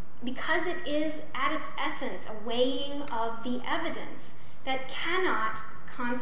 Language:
English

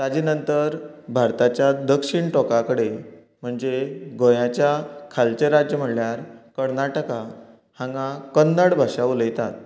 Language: Konkani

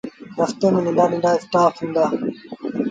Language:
Sindhi Bhil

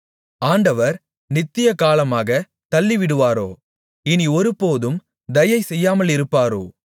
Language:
Tamil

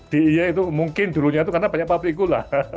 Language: Indonesian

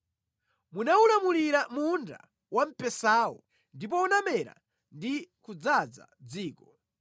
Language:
Nyanja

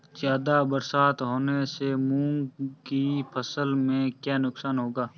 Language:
Hindi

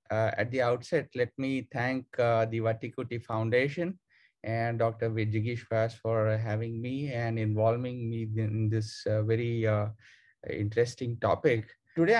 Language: English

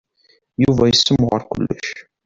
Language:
Kabyle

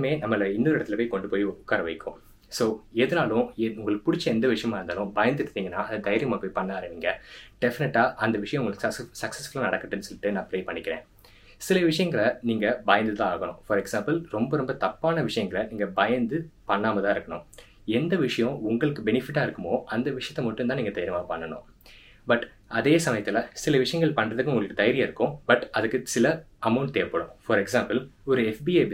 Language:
Tamil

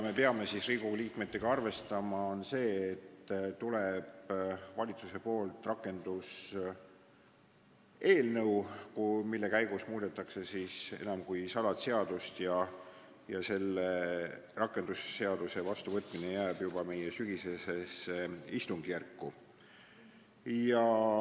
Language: Estonian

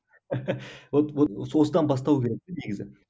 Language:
Kazakh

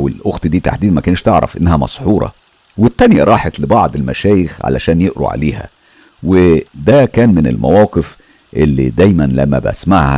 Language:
Arabic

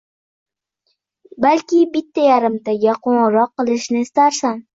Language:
Uzbek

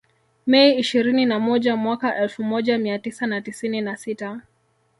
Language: Swahili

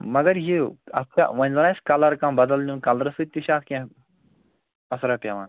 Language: Kashmiri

